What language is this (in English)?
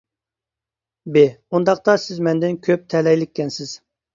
Uyghur